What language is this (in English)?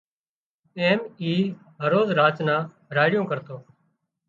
Wadiyara Koli